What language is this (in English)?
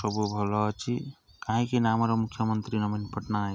Odia